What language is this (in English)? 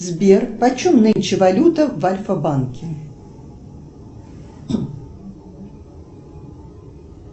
Russian